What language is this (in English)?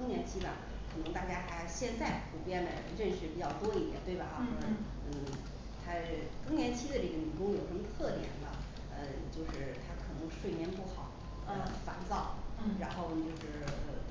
Chinese